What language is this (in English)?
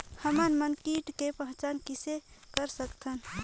Chhattisgarhi